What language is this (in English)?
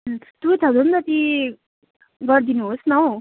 Nepali